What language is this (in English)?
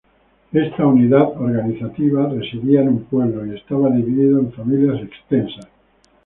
Spanish